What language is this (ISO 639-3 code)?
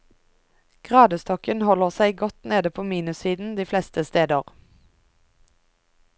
nor